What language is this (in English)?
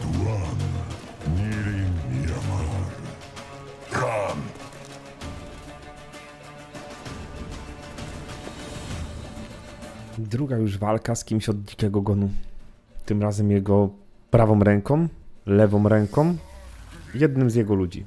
Polish